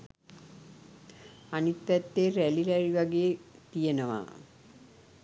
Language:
Sinhala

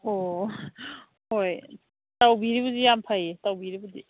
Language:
Manipuri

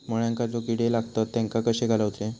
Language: Marathi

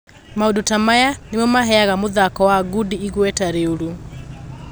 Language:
Kikuyu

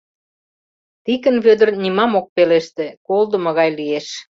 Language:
Mari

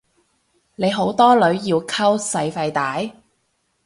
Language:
Cantonese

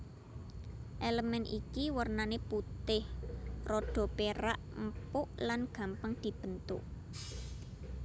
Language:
Javanese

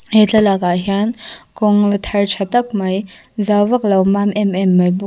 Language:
Mizo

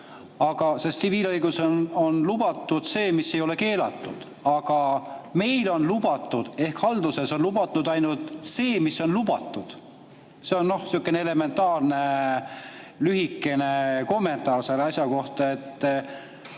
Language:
Estonian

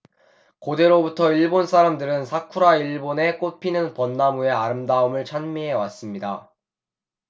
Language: Korean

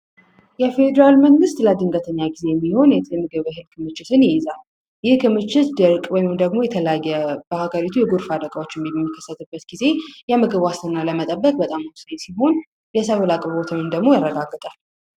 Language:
Amharic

